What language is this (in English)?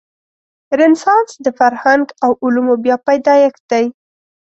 Pashto